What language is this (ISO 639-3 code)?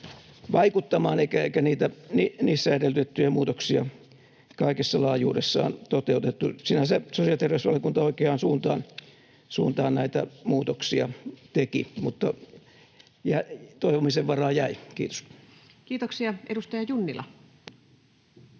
fin